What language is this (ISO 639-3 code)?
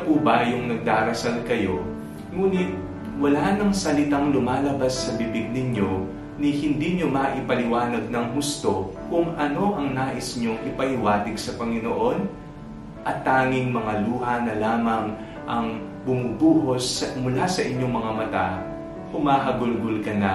fil